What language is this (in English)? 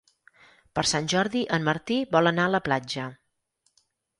Catalan